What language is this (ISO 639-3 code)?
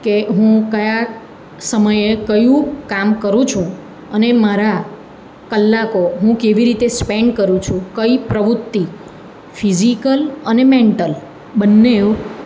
guj